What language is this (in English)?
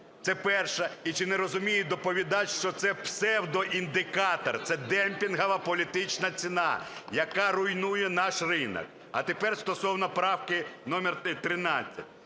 Ukrainian